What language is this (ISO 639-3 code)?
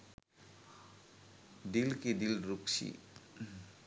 sin